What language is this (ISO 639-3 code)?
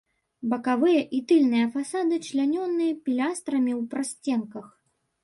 bel